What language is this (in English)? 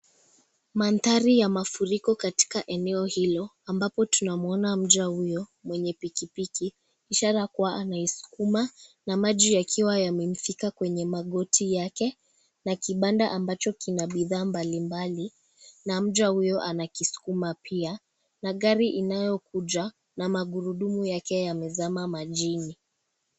Swahili